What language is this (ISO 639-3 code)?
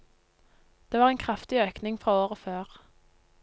nor